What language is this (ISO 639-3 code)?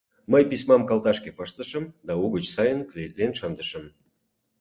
chm